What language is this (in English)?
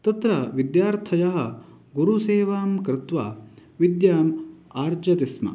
Sanskrit